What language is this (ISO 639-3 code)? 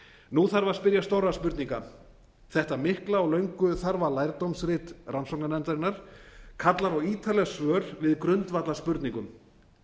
isl